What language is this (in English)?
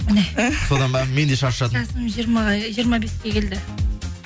Kazakh